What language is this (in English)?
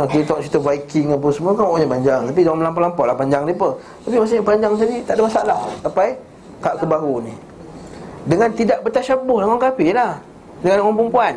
Malay